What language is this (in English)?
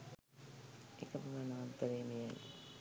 Sinhala